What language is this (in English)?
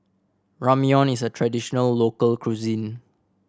English